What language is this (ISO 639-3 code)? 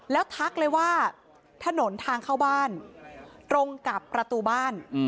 tha